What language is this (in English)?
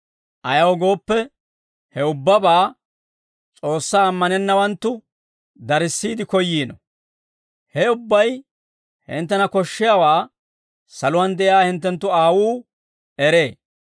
Dawro